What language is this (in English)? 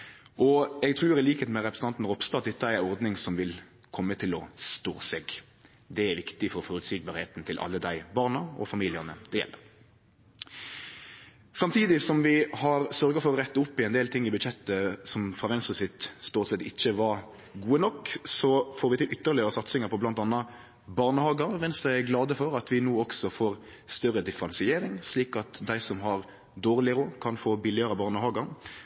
Norwegian Nynorsk